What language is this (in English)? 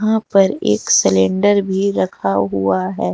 Hindi